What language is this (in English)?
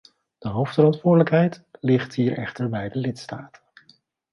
Dutch